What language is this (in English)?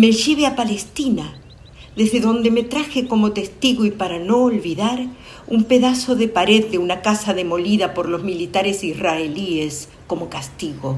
Spanish